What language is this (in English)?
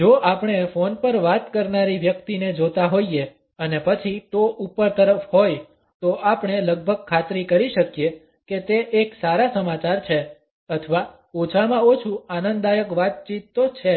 Gujarati